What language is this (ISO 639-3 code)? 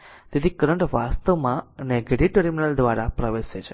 guj